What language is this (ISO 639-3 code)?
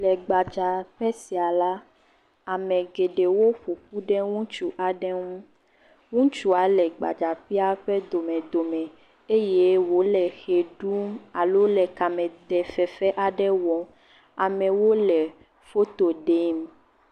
ewe